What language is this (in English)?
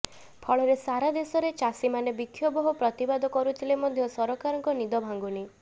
Odia